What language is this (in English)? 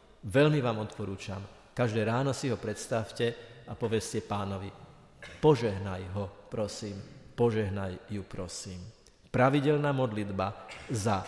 Slovak